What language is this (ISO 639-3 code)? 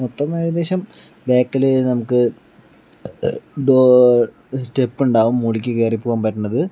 mal